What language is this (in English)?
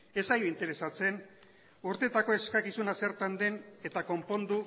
Basque